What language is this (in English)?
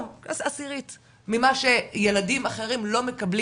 Hebrew